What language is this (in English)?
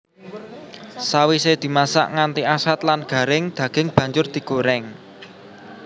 Javanese